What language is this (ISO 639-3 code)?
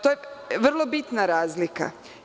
srp